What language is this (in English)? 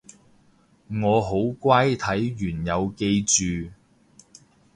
Cantonese